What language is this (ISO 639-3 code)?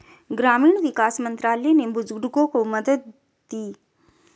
hin